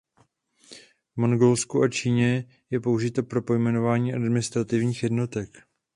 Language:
Czech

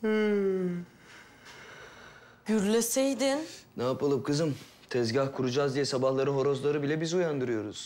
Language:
Turkish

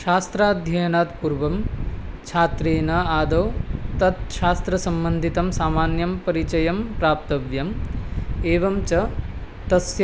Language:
Sanskrit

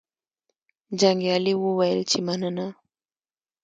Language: Pashto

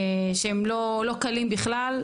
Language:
Hebrew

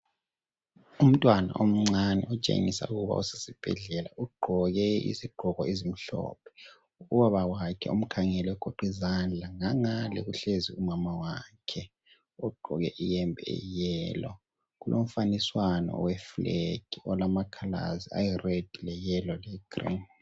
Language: North Ndebele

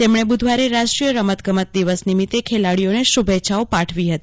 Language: Gujarati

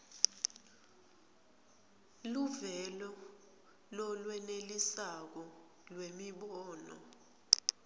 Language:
Swati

